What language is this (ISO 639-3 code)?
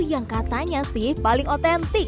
ind